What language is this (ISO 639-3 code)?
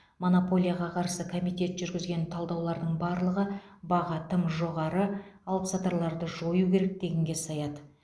kaz